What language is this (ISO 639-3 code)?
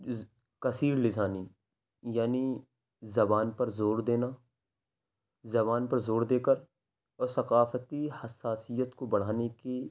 urd